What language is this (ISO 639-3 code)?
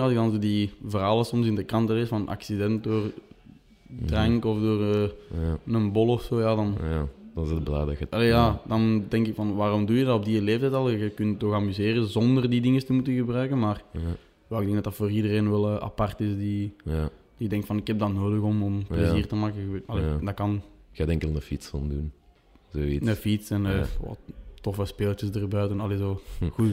nld